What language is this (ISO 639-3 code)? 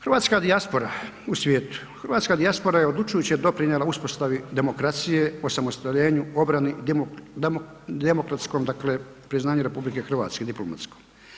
hrv